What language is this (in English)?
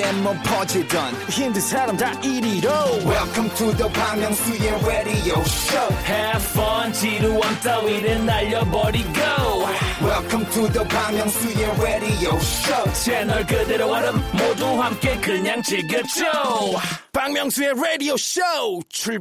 Korean